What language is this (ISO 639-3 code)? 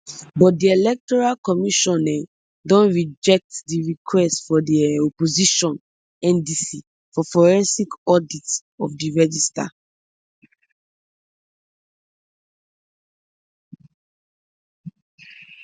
pcm